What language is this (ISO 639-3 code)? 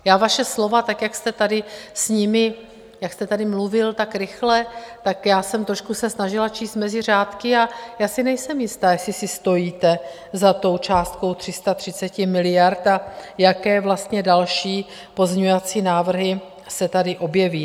ces